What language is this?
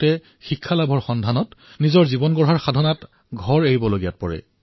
Assamese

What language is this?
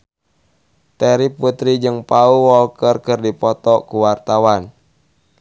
Sundanese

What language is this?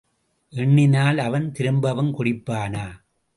Tamil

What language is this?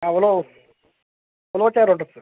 Telugu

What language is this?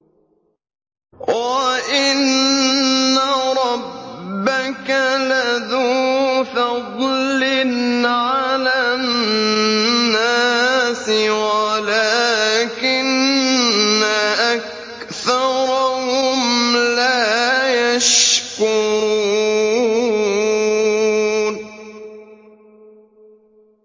Arabic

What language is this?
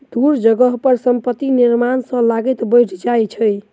Maithili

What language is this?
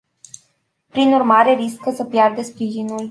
Romanian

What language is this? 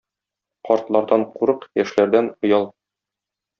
Tatar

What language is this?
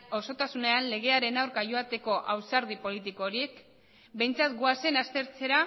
Basque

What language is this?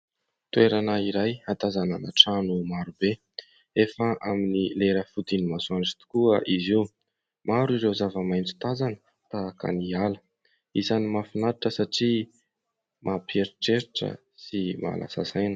Malagasy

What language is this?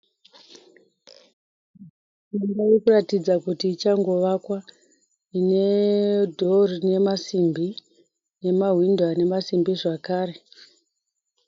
Shona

